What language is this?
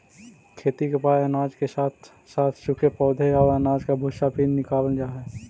Magahi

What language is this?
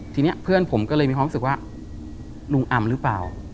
Thai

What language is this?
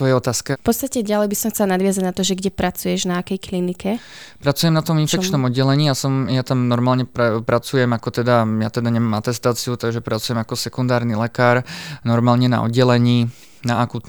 Slovak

